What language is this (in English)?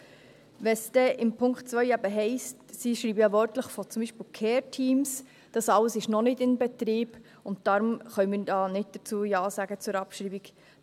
Swiss German